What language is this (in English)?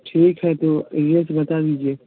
Hindi